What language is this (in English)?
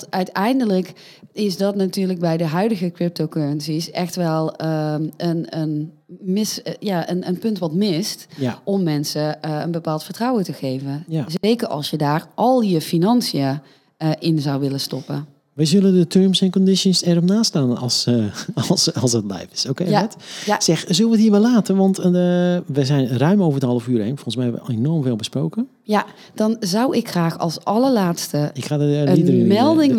Dutch